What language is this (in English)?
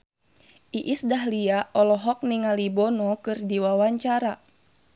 Sundanese